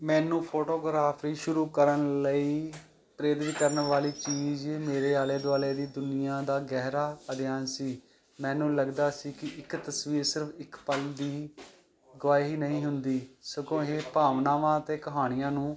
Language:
Punjabi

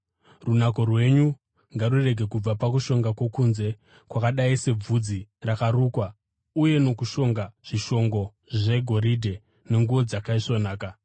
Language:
Shona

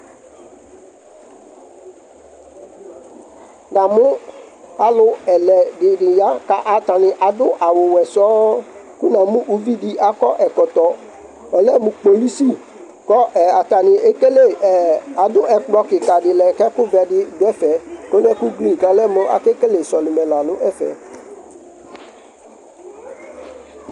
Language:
Ikposo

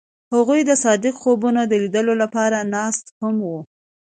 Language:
Pashto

